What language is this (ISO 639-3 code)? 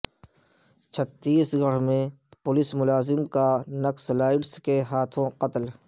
urd